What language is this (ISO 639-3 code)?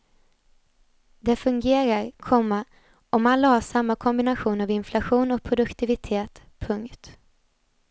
swe